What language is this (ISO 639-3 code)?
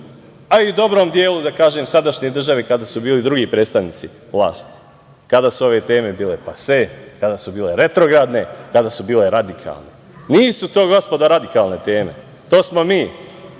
srp